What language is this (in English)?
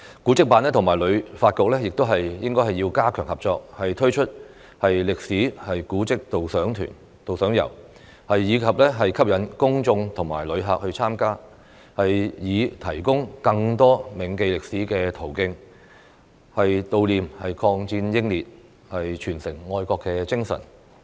Cantonese